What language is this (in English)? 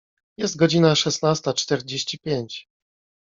Polish